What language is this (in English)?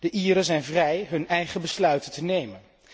Dutch